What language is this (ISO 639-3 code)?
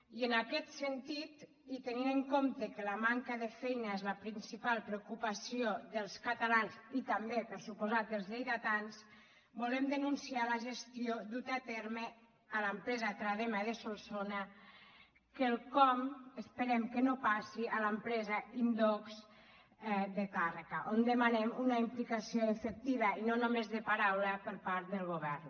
cat